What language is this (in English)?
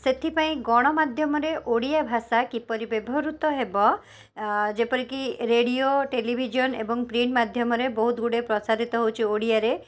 Odia